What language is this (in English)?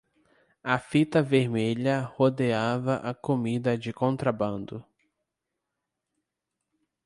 Portuguese